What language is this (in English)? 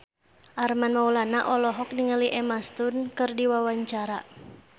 Sundanese